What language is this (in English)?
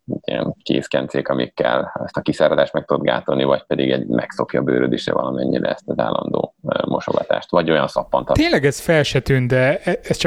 Hungarian